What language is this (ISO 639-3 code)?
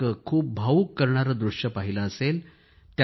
mar